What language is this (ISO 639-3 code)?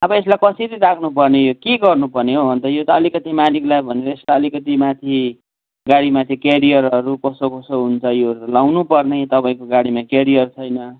nep